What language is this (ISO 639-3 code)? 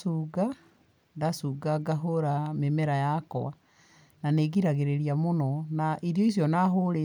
kik